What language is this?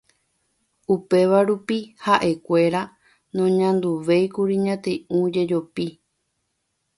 Guarani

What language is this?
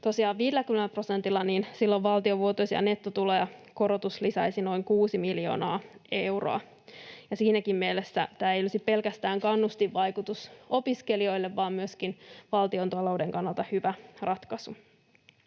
Finnish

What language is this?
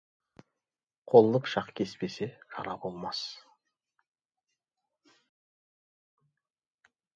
Kazakh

